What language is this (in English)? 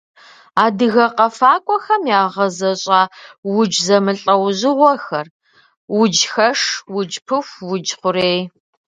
Kabardian